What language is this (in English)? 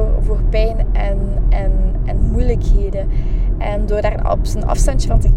Dutch